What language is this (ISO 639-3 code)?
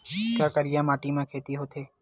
hne